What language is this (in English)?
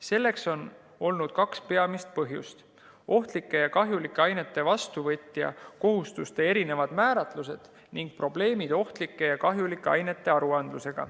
Estonian